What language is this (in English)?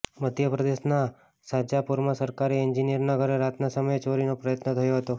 Gujarati